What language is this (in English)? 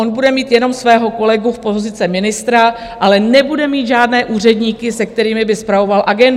Czech